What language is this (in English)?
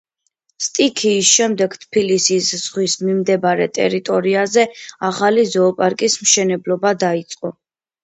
Georgian